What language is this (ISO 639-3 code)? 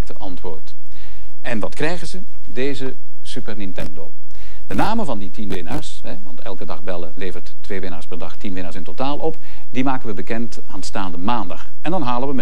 nld